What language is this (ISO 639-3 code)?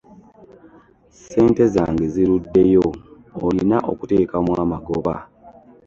lug